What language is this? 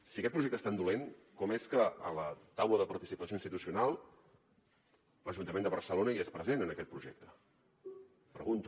Catalan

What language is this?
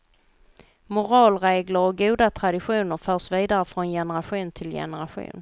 Swedish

